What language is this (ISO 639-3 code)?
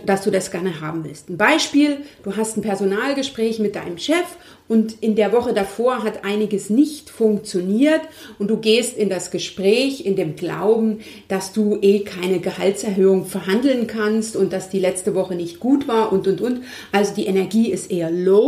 deu